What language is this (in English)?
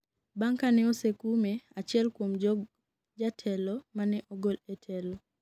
Luo (Kenya and Tanzania)